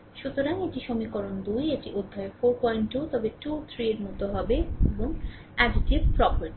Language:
Bangla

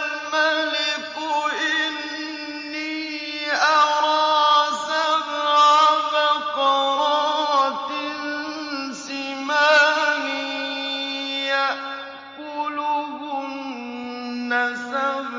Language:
Arabic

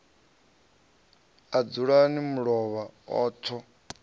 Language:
Venda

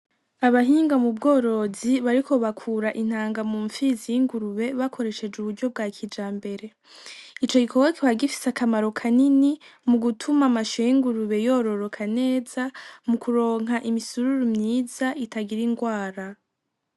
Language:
Rundi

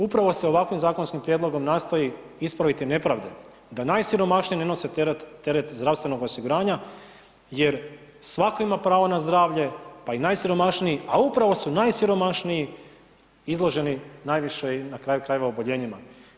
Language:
Croatian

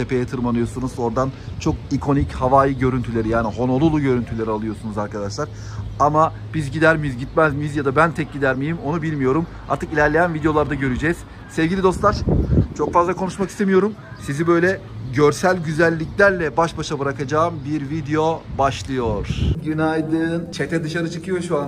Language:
Turkish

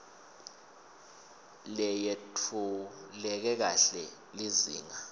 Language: Swati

